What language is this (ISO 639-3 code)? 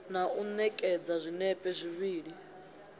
ven